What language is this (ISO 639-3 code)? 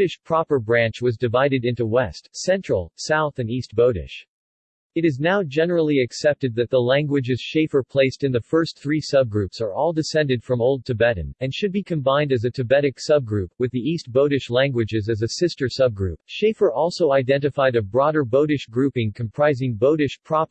eng